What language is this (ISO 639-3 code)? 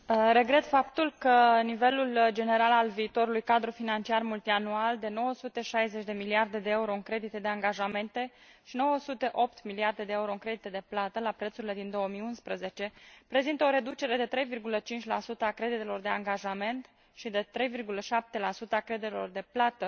ron